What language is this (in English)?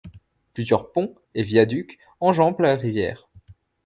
French